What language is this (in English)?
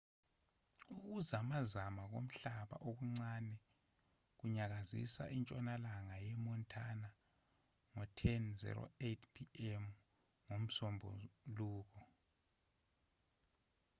Zulu